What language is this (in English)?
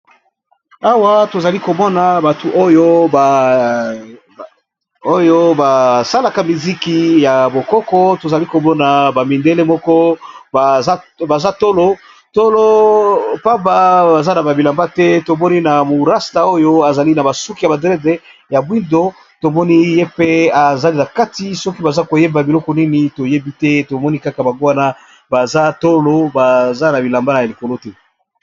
Lingala